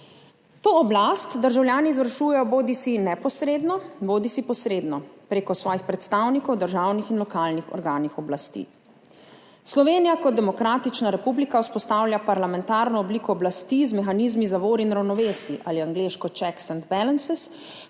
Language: Slovenian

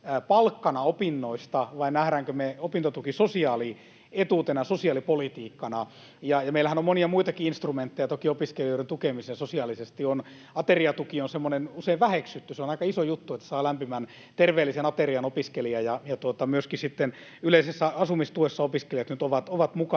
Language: Finnish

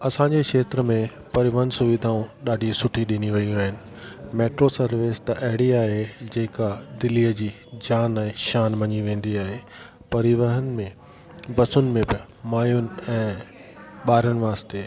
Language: Sindhi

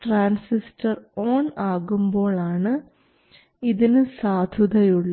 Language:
Malayalam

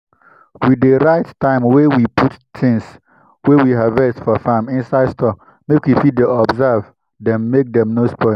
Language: Nigerian Pidgin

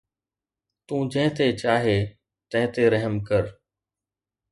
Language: Sindhi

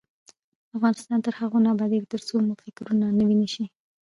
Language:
Pashto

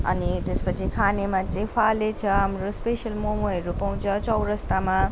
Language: Nepali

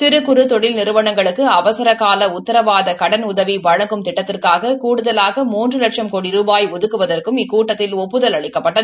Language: Tamil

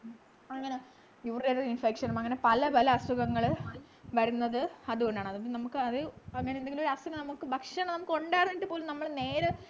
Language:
Malayalam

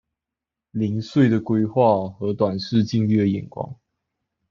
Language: Chinese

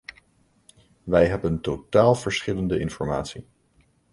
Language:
Dutch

